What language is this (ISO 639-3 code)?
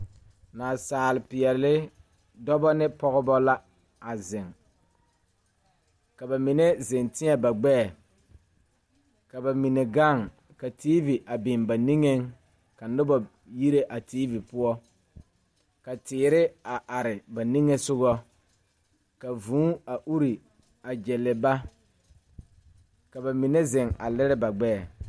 dga